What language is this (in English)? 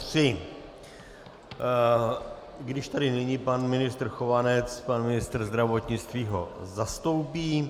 Czech